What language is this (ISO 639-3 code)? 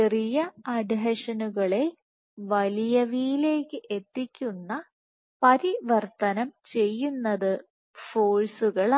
mal